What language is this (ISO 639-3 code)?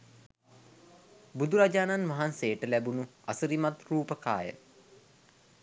sin